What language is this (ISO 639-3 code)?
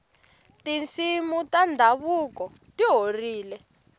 tso